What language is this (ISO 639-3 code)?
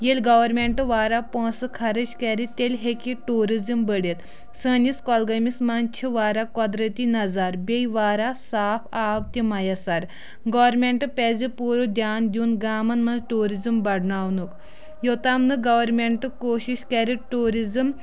kas